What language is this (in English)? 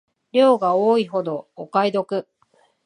Japanese